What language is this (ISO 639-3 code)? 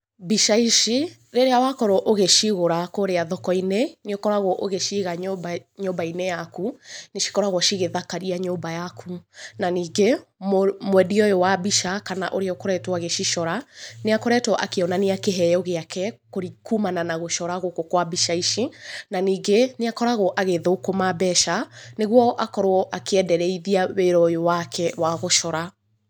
kik